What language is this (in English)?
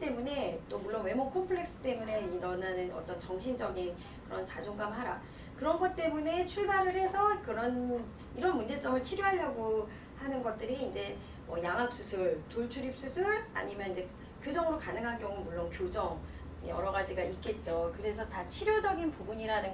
Korean